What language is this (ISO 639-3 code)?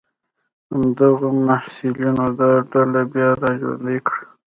pus